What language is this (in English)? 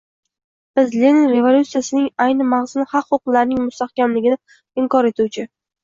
Uzbek